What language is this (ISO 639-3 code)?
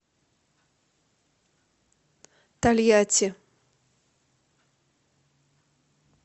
rus